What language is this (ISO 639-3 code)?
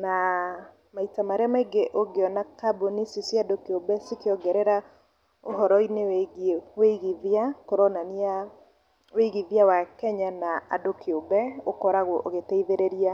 kik